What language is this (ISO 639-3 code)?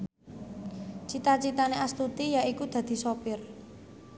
jav